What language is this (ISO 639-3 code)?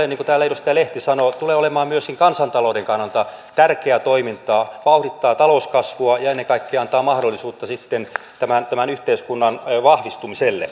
fin